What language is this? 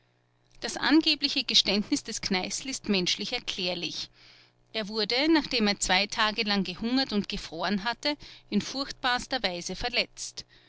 German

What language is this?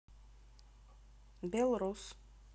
Russian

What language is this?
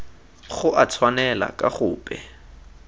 Tswana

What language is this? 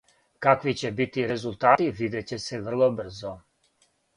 Serbian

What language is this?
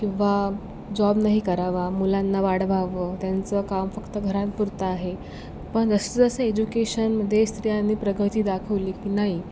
Marathi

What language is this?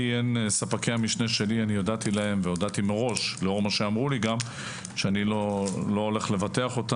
Hebrew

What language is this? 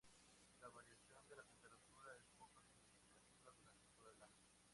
Spanish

